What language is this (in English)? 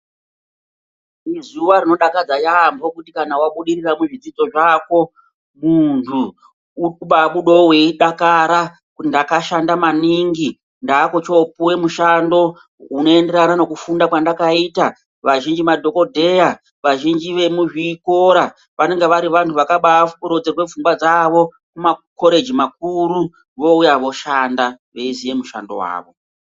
Ndau